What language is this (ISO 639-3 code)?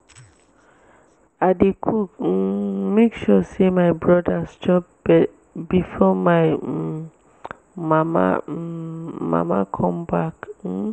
pcm